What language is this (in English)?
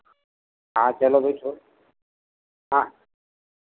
Hindi